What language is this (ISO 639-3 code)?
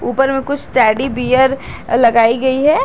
hin